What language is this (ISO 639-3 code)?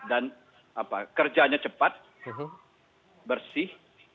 ind